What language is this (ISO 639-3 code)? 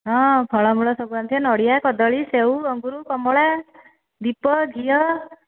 ori